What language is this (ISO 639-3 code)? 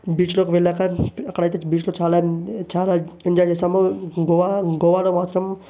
tel